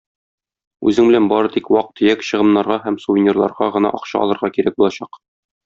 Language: Tatar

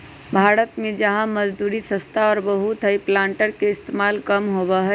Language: Magahi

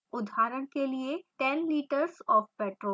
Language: Hindi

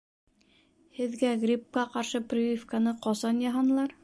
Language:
Bashkir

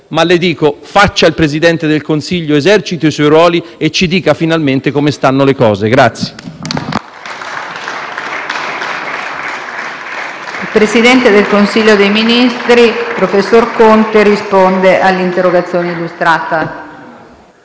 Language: Italian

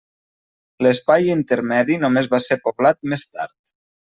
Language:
Catalan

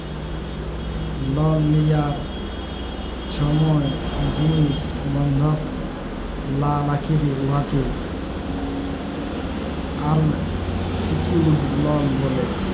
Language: Bangla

